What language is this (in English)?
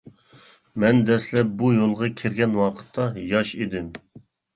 Uyghur